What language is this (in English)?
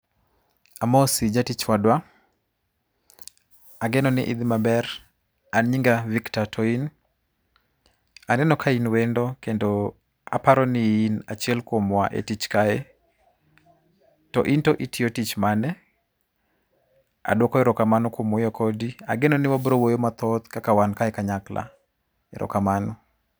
Luo (Kenya and Tanzania)